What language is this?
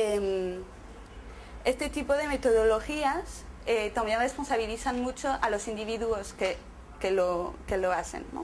Spanish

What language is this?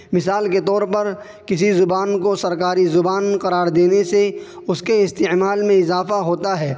Urdu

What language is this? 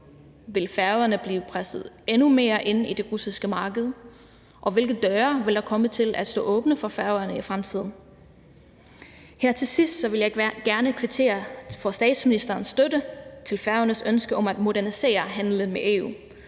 Danish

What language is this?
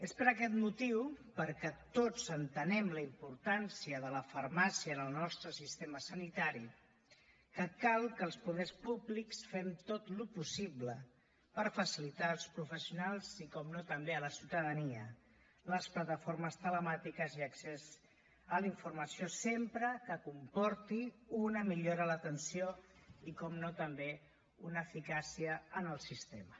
Catalan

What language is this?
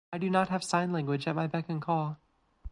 English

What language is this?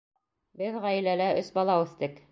Bashkir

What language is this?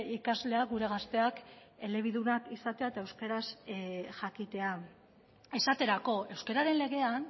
Basque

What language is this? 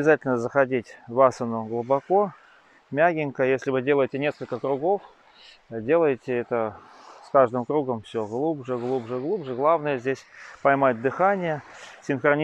Russian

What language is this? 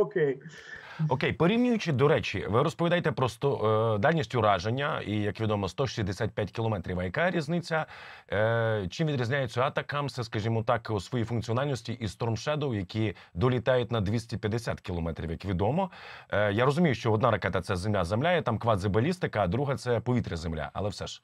Ukrainian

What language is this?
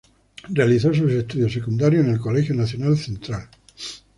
Spanish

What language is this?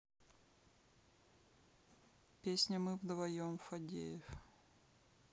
Russian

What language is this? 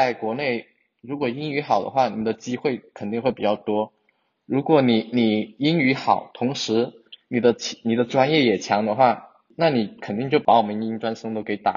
Chinese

